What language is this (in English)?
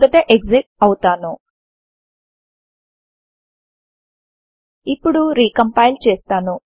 Telugu